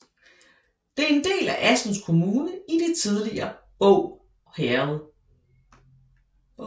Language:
Danish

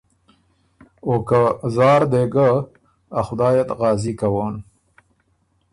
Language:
Ormuri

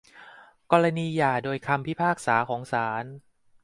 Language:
Thai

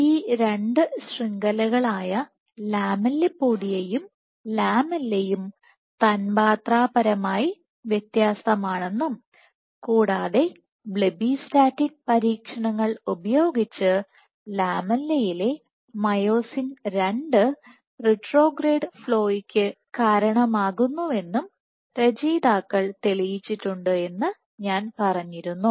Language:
Malayalam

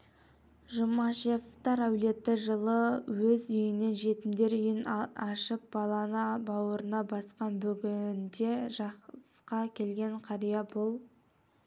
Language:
Kazakh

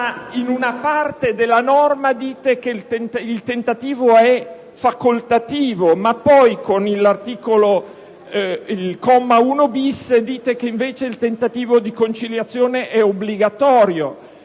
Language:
Italian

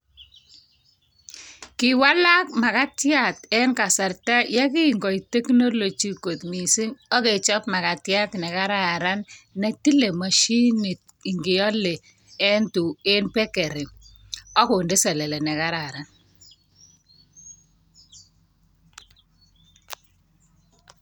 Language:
Kalenjin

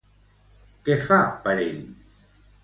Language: Catalan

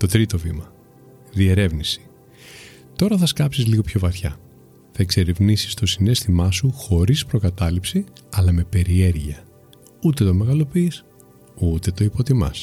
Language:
Greek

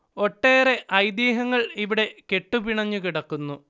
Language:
Malayalam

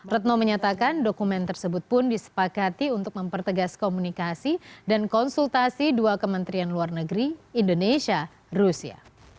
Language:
Indonesian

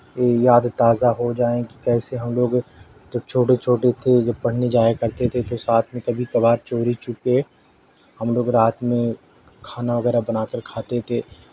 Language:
Urdu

